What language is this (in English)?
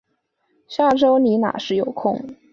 Chinese